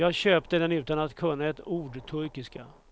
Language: Swedish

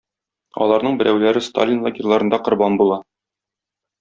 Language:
Tatar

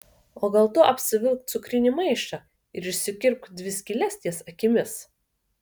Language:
Lithuanian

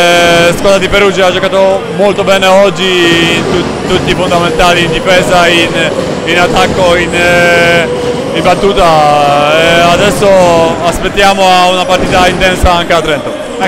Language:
Italian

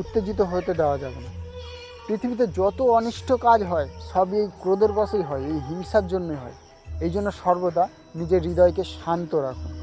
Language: Bangla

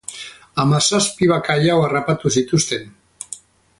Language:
Basque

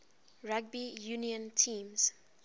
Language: English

